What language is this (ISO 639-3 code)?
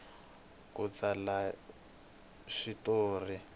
tso